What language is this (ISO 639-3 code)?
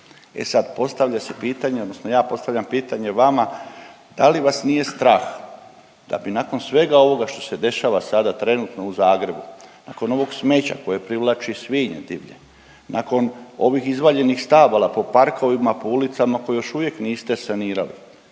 hrv